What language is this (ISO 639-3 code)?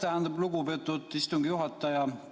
est